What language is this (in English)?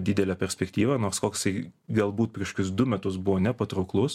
Lithuanian